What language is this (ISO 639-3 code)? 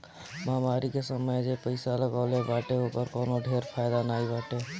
bho